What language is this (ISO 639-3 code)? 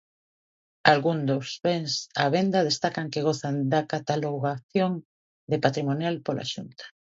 glg